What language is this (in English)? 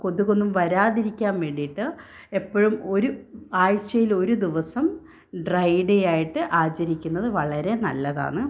Malayalam